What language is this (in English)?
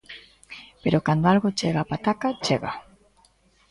Galician